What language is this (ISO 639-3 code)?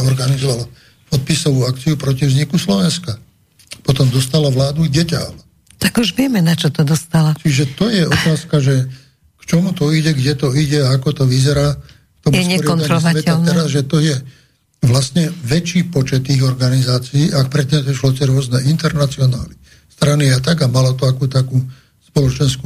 slk